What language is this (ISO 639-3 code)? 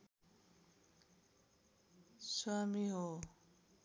nep